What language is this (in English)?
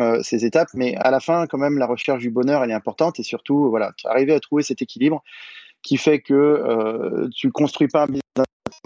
French